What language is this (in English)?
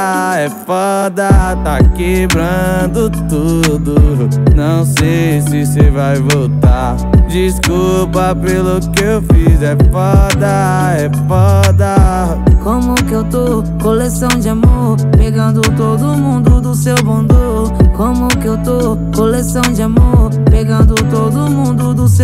Portuguese